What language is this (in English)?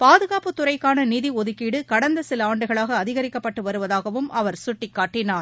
Tamil